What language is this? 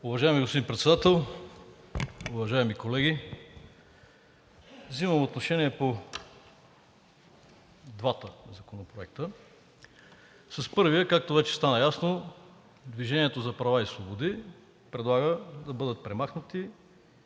Bulgarian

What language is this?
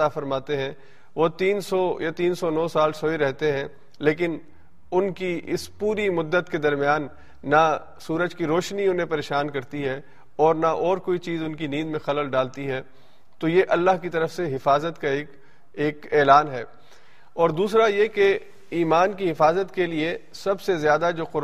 Urdu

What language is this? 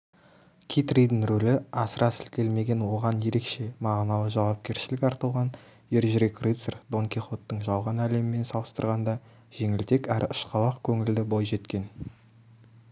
Kazakh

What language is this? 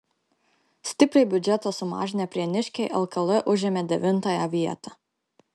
Lithuanian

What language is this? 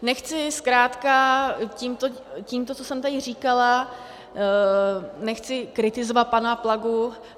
Czech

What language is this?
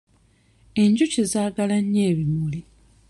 Ganda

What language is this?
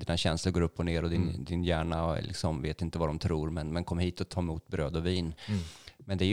Swedish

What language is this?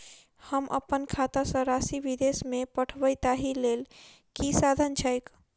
Maithili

